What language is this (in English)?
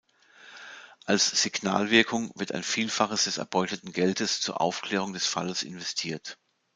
German